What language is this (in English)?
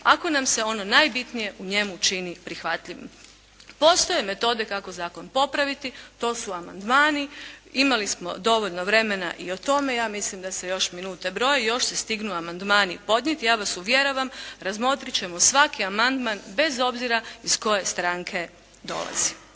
Croatian